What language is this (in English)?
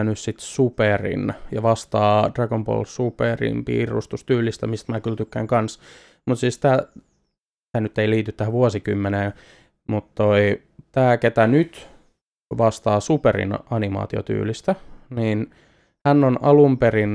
Finnish